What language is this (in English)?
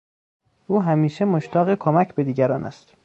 Persian